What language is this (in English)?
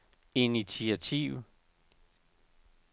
Danish